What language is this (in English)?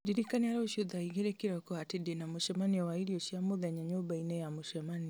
Kikuyu